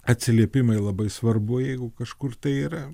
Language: Lithuanian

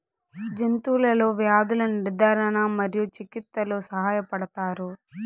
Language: Telugu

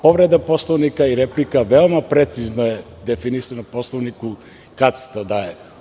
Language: Serbian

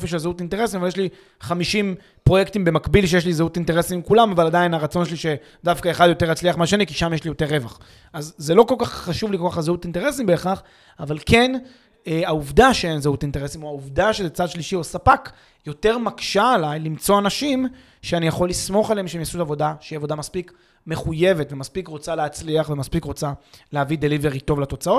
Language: Hebrew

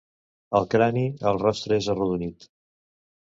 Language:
Catalan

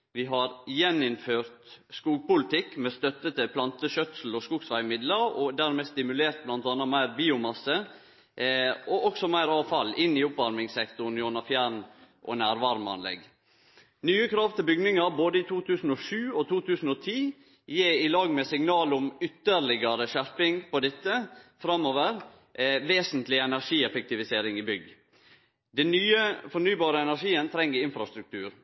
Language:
Norwegian Nynorsk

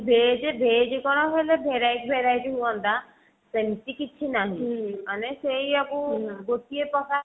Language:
Odia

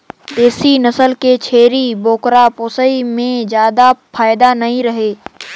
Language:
Chhattisgarhi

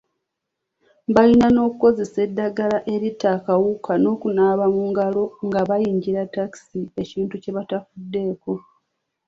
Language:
Ganda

